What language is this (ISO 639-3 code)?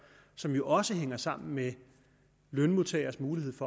dan